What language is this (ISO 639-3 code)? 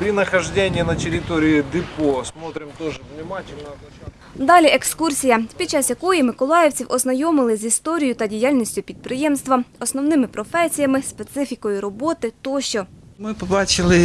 ukr